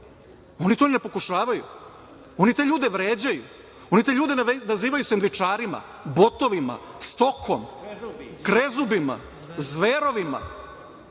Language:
Serbian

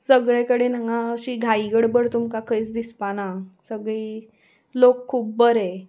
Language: Konkani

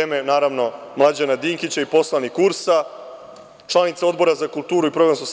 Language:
Serbian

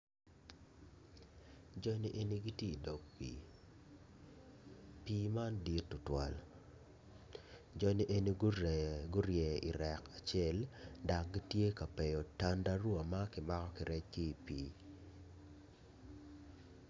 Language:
Acoli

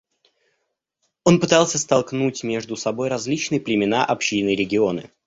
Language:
Russian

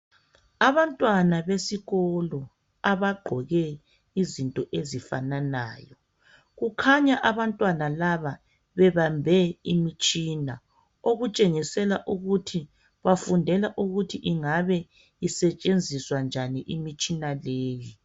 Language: North Ndebele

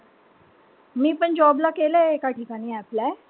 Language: Marathi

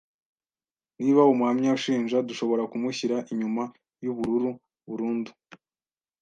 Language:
Kinyarwanda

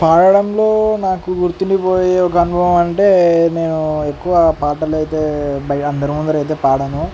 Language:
Telugu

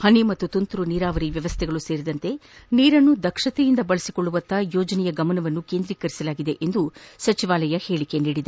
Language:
Kannada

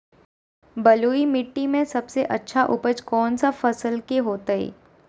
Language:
Magahi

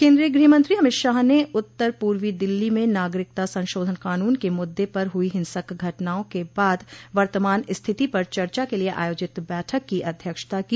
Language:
Hindi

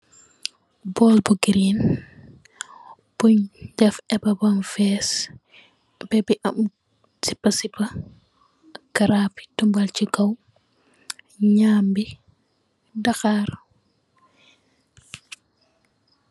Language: Wolof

